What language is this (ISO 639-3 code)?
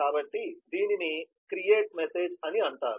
tel